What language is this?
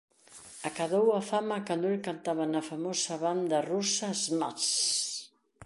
Galician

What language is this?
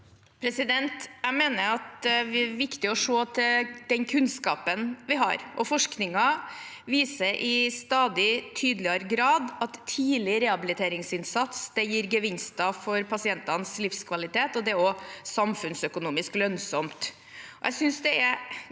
Norwegian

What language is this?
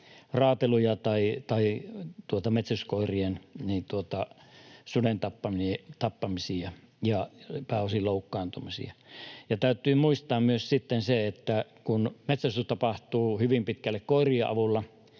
Finnish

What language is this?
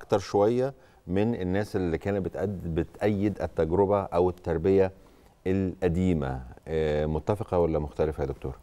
Arabic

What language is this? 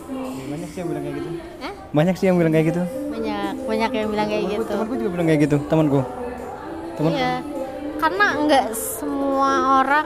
Indonesian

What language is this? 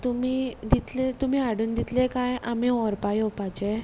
Konkani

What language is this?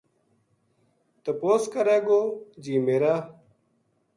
Gujari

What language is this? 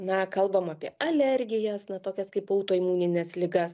Lithuanian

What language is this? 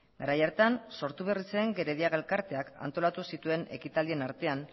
Basque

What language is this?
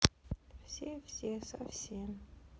Russian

